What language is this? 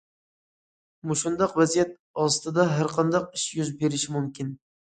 Uyghur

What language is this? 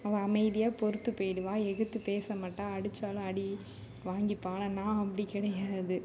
Tamil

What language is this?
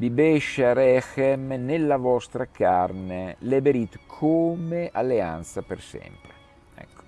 Italian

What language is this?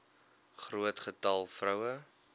Afrikaans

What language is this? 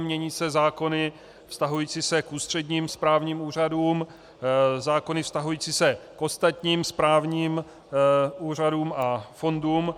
Czech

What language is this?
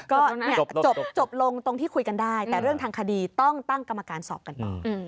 Thai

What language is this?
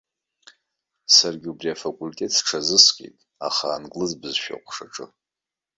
Abkhazian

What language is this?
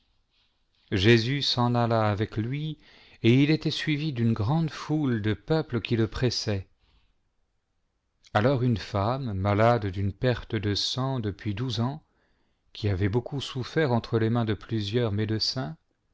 French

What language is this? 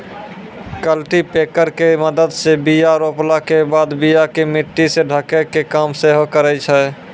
Maithili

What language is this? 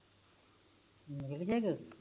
Punjabi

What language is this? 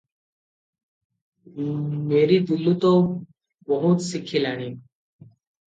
Odia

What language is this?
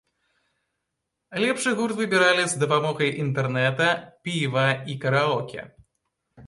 Belarusian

